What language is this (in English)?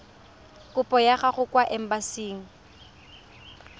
Tswana